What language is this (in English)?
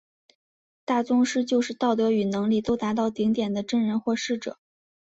Chinese